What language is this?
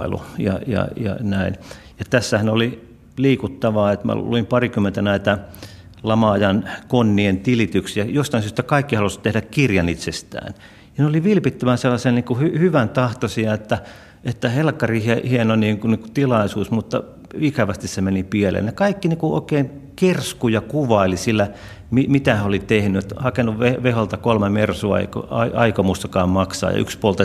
Finnish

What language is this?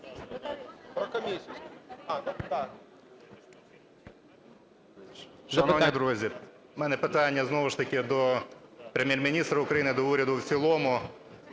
Ukrainian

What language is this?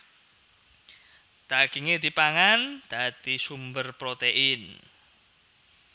Javanese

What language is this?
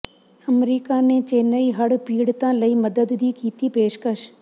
Punjabi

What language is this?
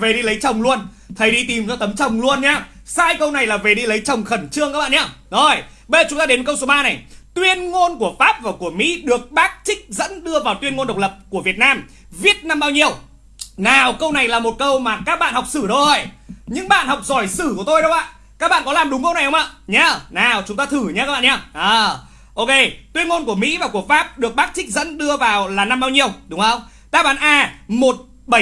Vietnamese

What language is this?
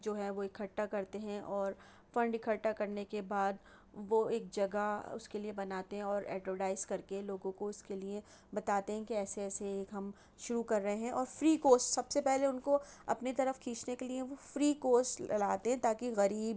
Urdu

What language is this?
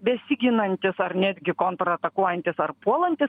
Lithuanian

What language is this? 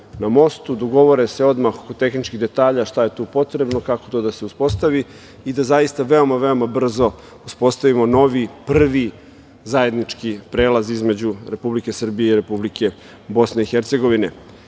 Serbian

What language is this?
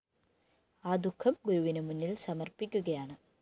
Malayalam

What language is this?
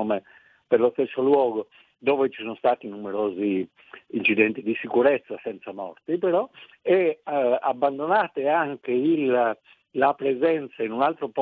Italian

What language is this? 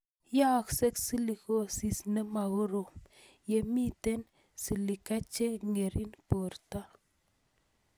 Kalenjin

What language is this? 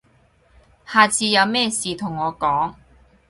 Cantonese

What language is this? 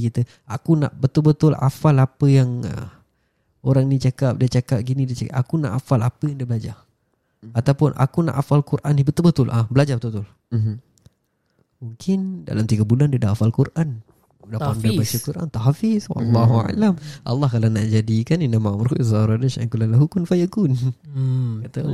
Malay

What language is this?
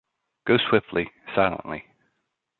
English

